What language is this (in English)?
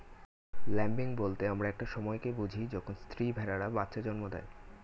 Bangla